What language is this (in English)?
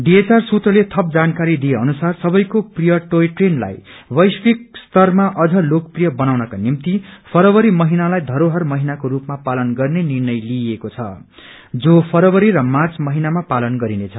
Nepali